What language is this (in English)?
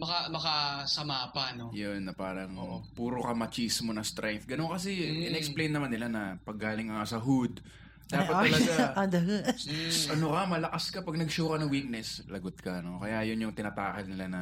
Filipino